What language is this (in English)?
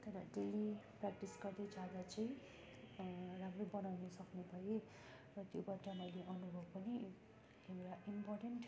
Nepali